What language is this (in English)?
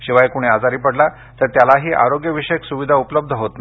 Marathi